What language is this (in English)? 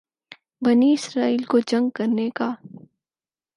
Urdu